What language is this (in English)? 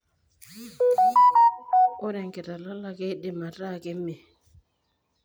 Masai